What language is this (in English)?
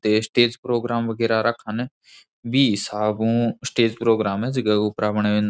Rajasthani